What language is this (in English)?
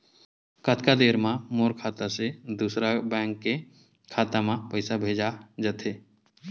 Chhattisgarhi